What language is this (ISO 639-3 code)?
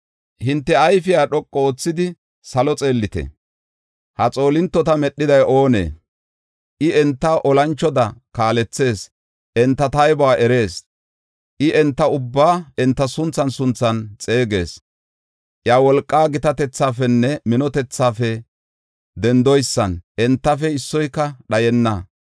gof